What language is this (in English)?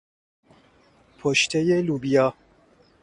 Persian